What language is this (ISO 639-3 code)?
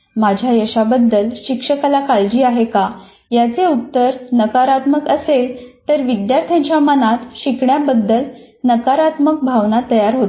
mar